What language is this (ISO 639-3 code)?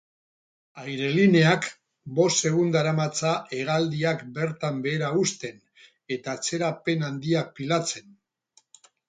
eus